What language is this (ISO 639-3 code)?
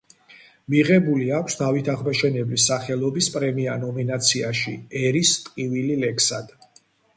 kat